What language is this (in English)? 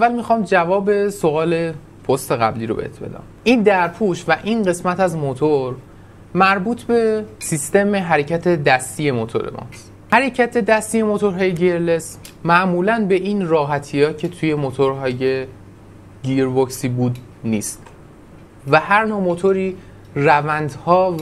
Persian